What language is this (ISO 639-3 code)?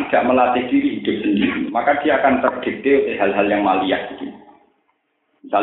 ind